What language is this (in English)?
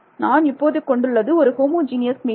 Tamil